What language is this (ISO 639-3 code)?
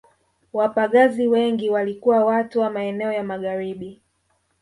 swa